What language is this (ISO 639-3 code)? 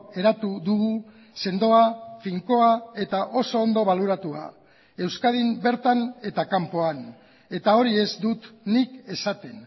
eus